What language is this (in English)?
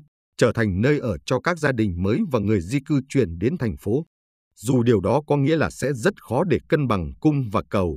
Vietnamese